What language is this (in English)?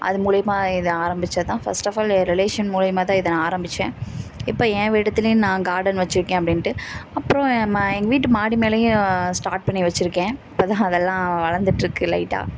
Tamil